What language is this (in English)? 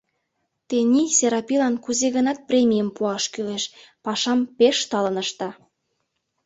Mari